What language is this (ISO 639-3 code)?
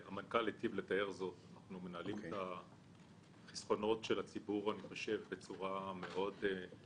heb